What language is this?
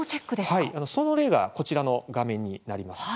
Japanese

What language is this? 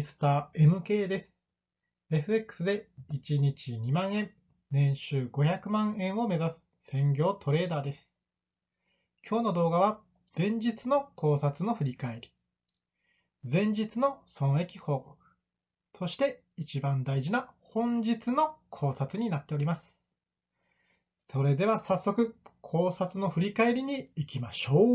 Japanese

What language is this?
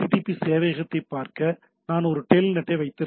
Tamil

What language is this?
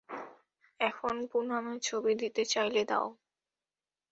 Bangla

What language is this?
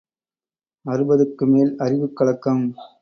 Tamil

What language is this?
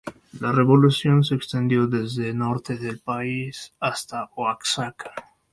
Spanish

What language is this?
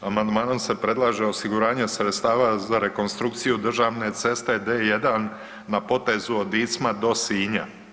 Croatian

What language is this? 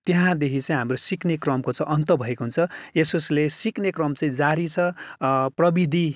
Nepali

